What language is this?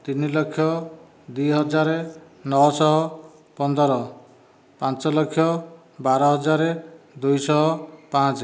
Odia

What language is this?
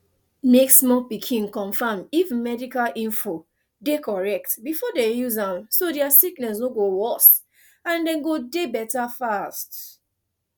Nigerian Pidgin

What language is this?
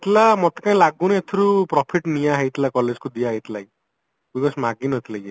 Odia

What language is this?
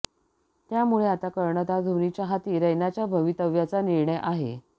Marathi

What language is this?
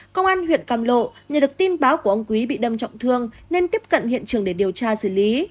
Vietnamese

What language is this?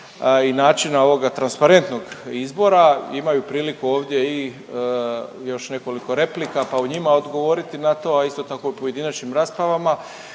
Croatian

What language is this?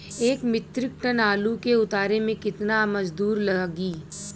Bhojpuri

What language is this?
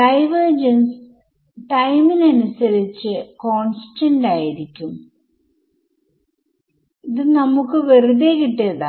Malayalam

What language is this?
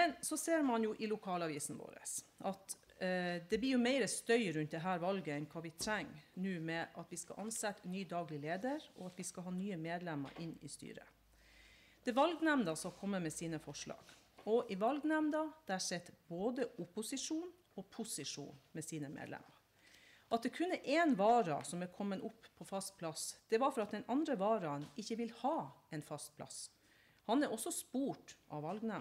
Norwegian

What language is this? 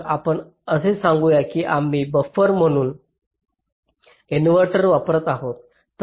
Marathi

